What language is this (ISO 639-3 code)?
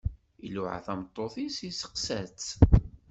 kab